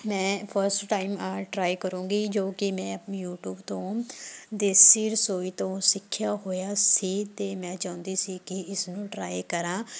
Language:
Punjabi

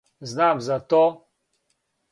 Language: Serbian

